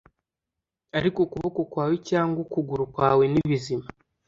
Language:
Kinyarwanda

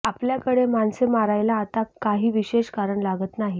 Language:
Marathi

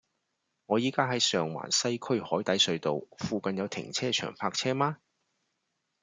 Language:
Cantonese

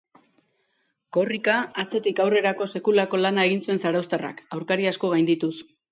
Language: Basque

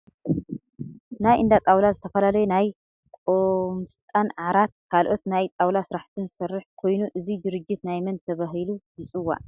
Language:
Tigrinya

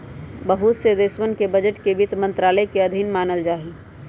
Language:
Magahi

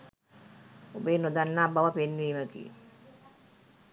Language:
Sinhala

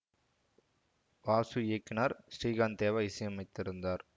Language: Tamil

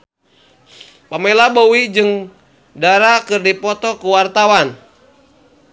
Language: Sundanese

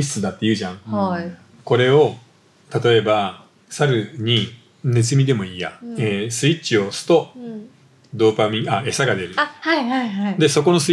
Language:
Japanese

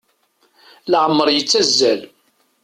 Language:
Kabyle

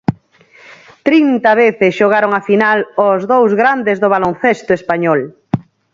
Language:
Galician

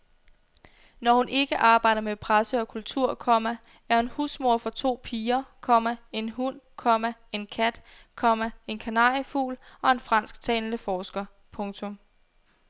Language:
Danish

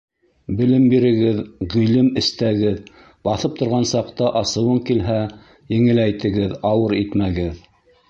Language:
Bashkir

